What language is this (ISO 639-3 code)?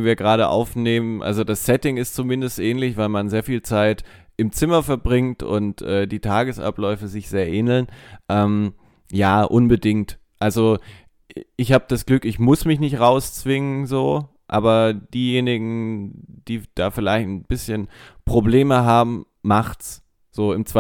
deu